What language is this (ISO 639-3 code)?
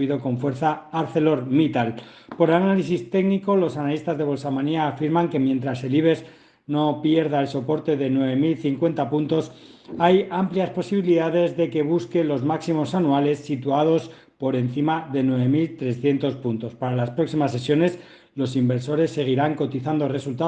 spa